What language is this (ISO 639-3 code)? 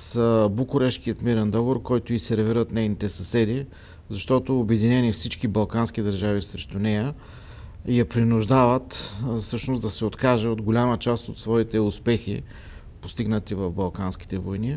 bul